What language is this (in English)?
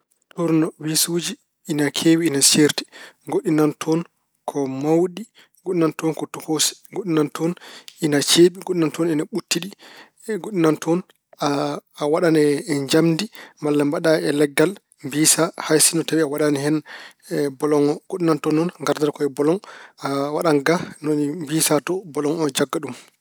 Fula